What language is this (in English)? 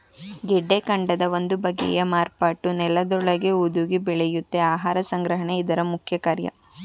Kannada